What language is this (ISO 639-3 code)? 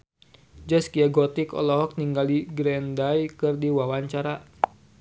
sun